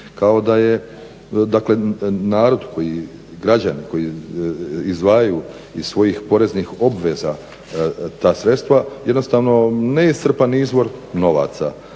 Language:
Croatian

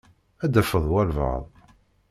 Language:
Kabyle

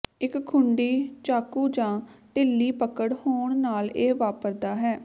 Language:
Punjabi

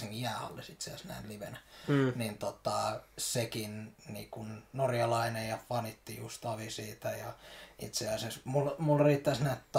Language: Finnish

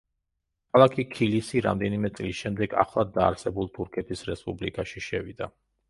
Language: Georgian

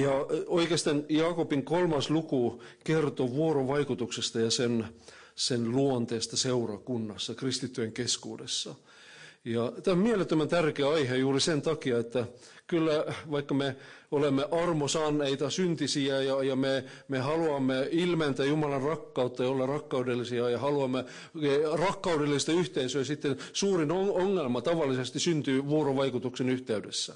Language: Finnish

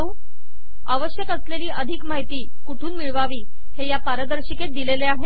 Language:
Marathi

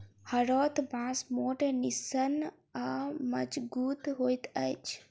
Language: Maithili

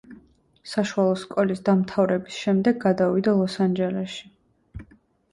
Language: Georgian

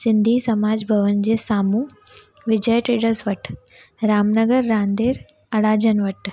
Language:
Sindhi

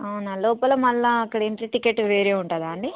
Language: Telugu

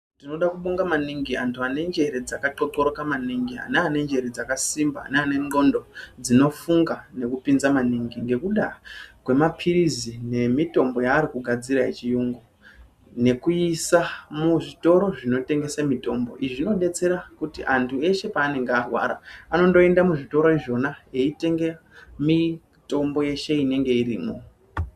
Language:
Ndau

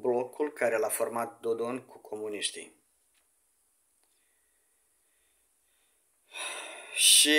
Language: Romanian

